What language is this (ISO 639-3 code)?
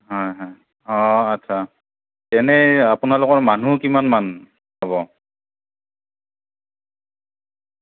asm